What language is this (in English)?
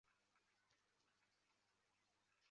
Chinese